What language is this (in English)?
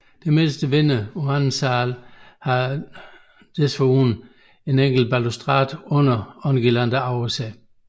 Danish